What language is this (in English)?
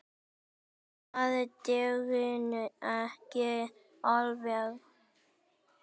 Icelandic